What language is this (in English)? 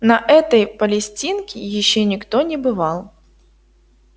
Russian